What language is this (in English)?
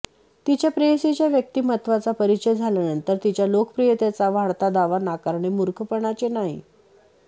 Marathi